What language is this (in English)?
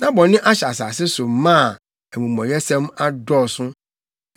Akan